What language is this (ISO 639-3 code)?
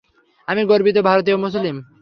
ben